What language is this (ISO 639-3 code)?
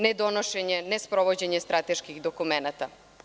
srp